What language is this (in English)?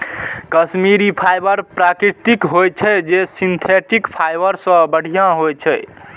Maithili